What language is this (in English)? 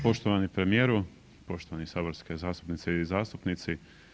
Croatian